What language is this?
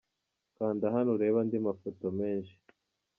Kinyarwanda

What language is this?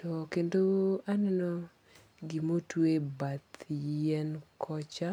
Luo (Kenya and Tanzania)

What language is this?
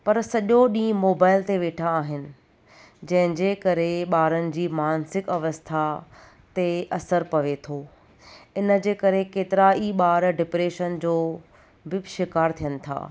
Sindhi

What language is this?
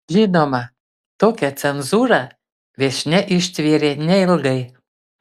Lithuanian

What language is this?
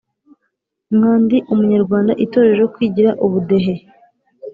Kinyarwanda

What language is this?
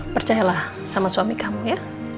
Indonesian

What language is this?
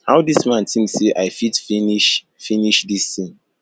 Nigerian Pidgin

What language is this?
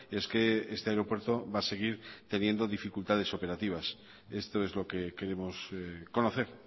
Spanish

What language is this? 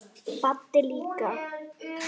Icelandic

